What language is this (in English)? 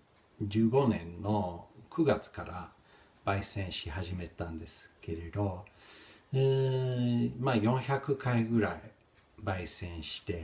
Japanese